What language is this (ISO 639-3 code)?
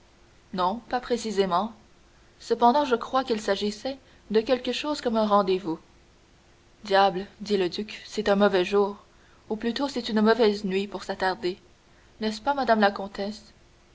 fra